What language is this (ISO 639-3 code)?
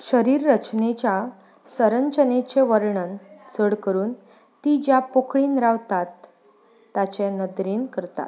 kok